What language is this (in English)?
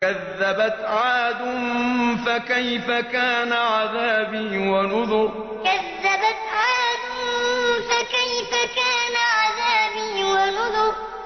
Arabic